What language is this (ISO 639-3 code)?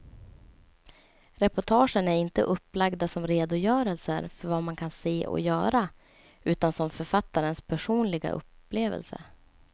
swe